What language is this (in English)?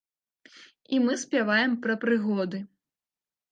Belarusian